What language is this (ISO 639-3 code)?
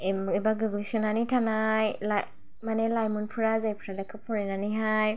brx